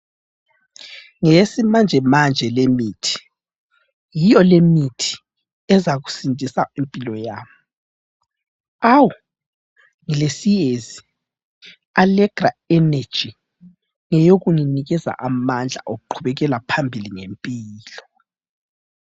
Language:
North Ndebele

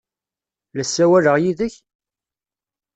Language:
Kabyle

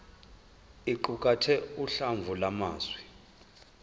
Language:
Zulu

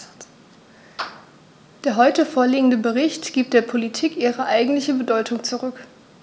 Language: German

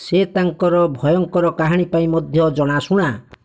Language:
Odia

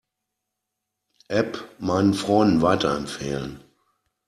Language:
German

